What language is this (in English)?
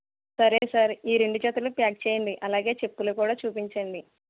Telugu